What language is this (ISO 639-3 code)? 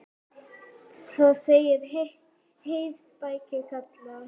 isl